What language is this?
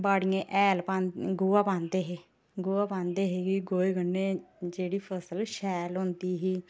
Dogri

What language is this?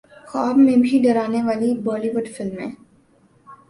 Urdu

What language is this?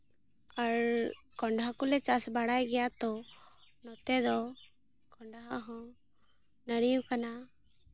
Santali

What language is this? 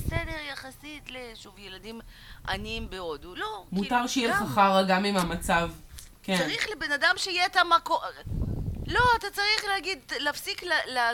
Hebrew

